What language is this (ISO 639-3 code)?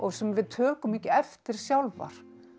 isl